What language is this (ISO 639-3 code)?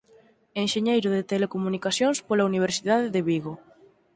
glg